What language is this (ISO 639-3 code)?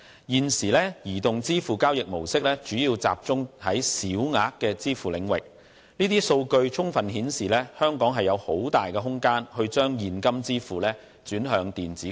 yue